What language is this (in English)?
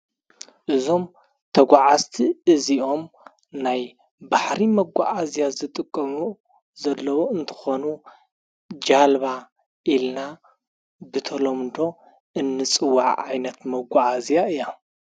Tigrinya